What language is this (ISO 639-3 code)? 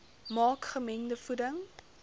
afr